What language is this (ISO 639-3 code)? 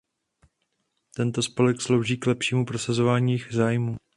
ces